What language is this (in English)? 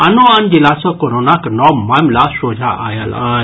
Maithili